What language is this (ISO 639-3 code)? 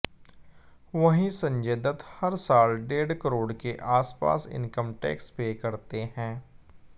hin